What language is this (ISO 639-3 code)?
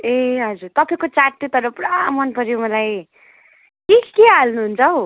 nep